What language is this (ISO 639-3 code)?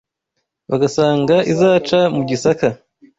kin